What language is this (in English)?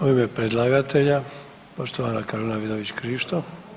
Croatian